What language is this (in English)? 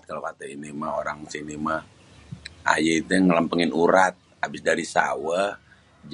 Betawi